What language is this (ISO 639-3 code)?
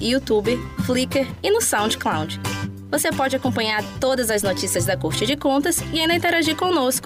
por